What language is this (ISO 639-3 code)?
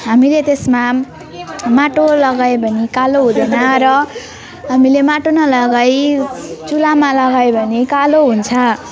nep